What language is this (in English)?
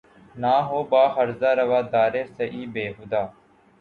Urdu